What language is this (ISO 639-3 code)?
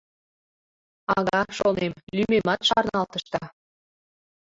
chm